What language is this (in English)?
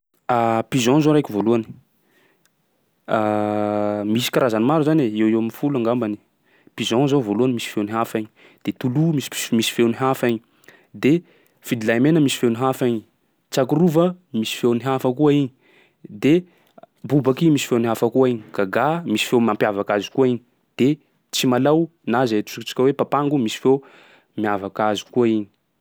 Sakalava Malagasy